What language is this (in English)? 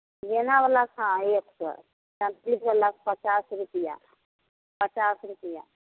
Maithili